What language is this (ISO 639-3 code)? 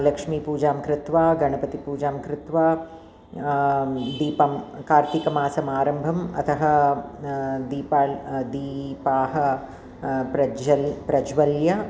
san